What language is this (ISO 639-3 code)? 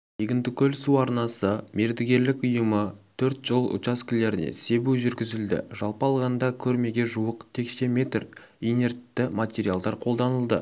kaz